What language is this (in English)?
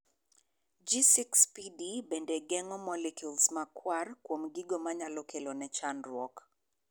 Luo (Kenya and Tanzania)